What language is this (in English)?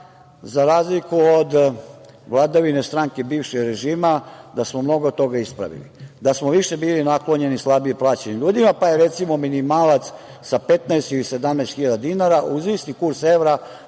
Serbian